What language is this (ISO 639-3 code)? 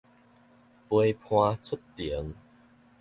nan